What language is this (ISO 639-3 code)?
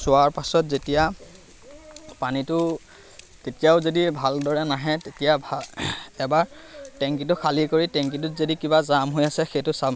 asm